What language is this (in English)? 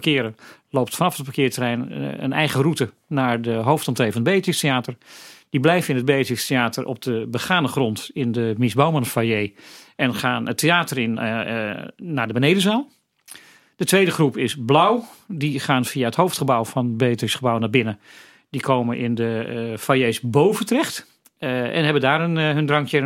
Dutch